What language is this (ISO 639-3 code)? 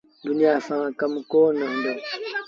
sbn